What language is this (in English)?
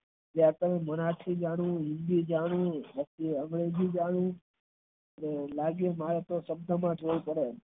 Gujarati